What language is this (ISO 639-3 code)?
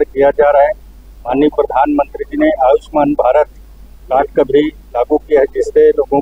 hin